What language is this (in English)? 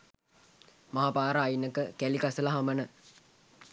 Sinhala